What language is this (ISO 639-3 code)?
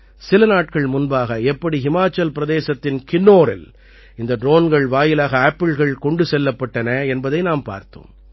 tam